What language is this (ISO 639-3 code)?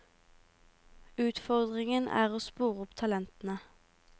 nor